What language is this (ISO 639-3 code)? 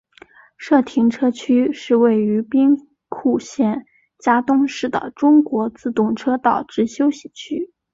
zho